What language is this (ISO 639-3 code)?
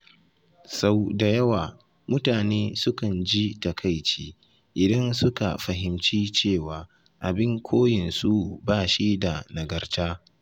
hau